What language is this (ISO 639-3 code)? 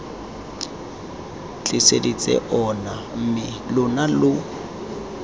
tsn